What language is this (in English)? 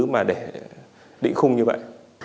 Vietnamese